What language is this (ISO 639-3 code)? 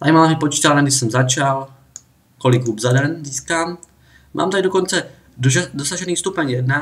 ces